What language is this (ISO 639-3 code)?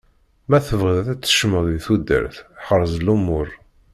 kab